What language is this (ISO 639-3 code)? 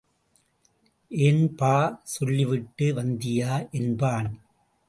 tam